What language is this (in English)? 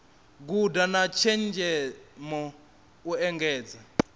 Venda